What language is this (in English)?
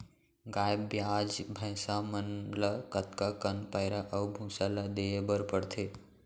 Chhattisgarhi